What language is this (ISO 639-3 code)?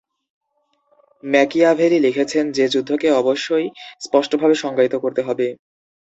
ben